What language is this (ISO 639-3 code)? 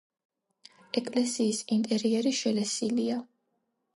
kat